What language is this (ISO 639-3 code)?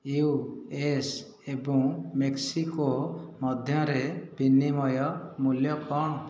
ori